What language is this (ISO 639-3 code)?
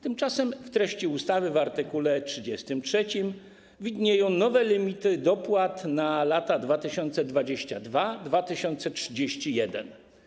pol